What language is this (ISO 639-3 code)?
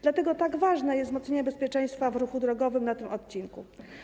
pol